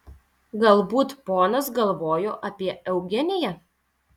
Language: Lithuanian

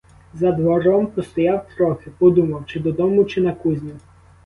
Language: Ukrainian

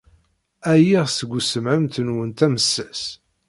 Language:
Kabyle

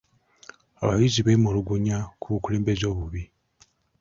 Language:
Ganda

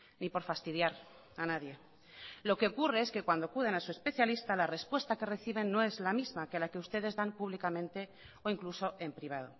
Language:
Spanish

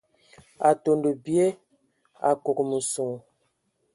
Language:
Ewondo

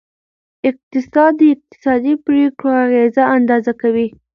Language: Pashto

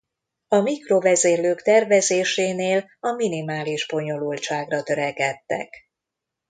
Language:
Hungarian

